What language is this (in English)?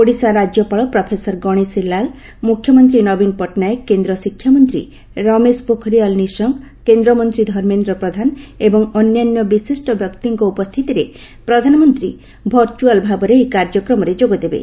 Odia